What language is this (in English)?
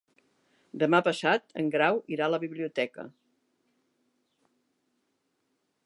Catalan